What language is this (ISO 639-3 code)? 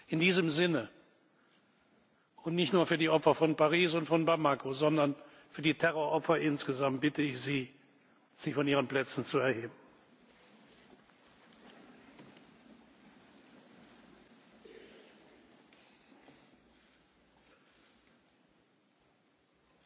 deu